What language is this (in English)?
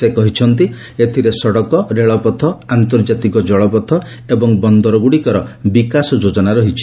Odia